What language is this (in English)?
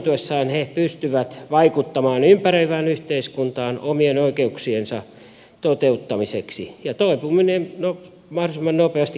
Finnish